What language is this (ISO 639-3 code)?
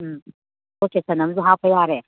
mni